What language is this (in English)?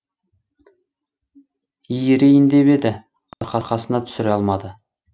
Kazakh